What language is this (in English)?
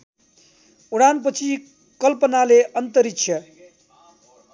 Nepali